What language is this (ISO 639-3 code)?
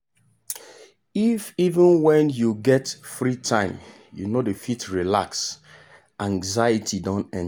pcm